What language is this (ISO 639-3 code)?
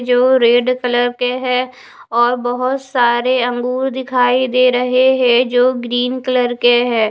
hin